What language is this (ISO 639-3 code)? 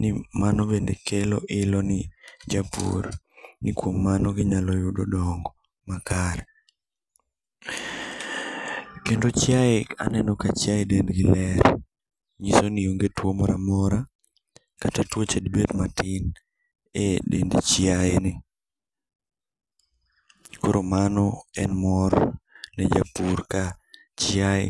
luo